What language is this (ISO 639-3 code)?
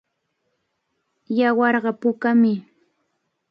qvl